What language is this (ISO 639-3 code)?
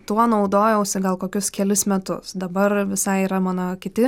lit